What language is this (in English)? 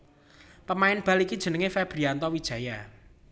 Javanese